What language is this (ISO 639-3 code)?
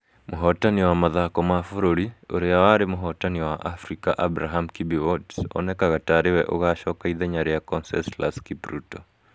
kik